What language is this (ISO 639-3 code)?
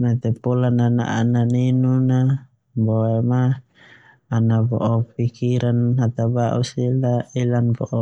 twu